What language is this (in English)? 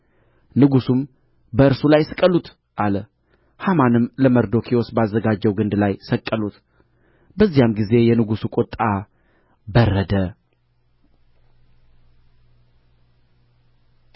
Amharic